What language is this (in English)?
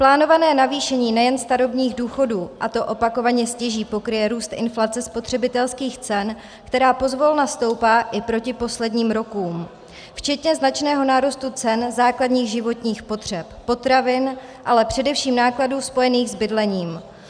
Czech